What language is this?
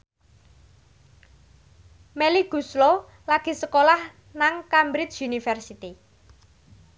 Javanese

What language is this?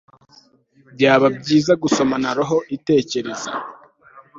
Kinyarwanda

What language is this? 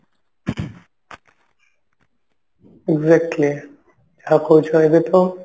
Odia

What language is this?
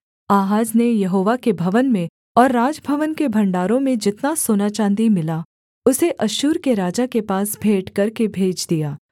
Hindi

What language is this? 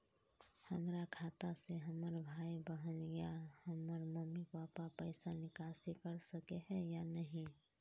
Magahi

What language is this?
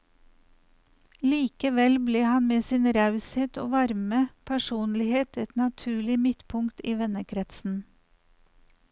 Norwegian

